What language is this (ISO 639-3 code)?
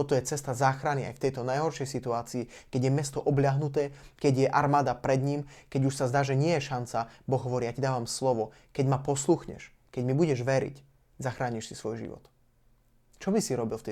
slk